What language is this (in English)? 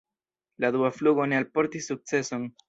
Esperanto